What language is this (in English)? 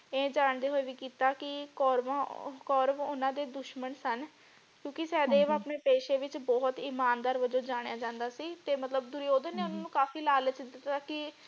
Punjabi